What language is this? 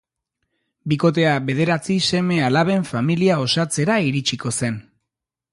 Basque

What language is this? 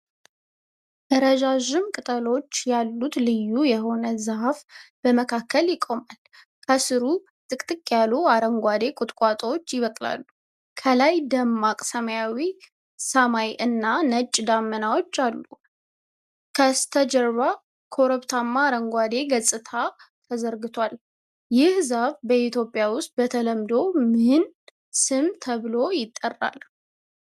Amharic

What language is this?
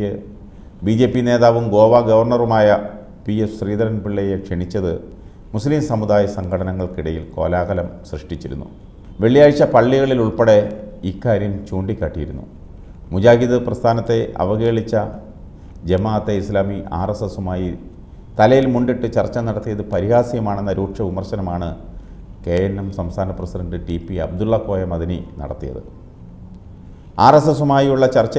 Arabic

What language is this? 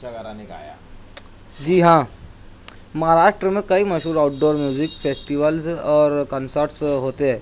Urdu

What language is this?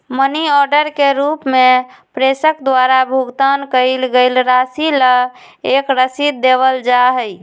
Magahi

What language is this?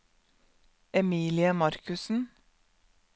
Norwegian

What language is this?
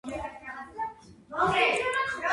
Georgian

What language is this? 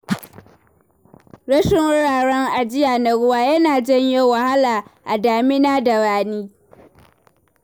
Hausa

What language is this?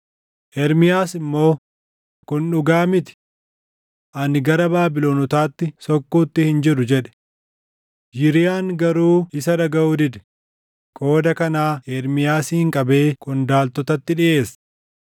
Oromo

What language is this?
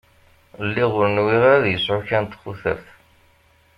Kabyle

